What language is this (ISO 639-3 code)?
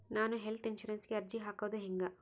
kan